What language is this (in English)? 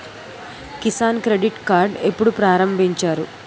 Telugu